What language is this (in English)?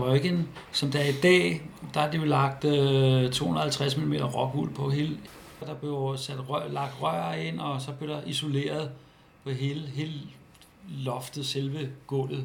Danish